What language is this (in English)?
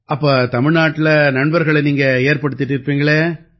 Tamil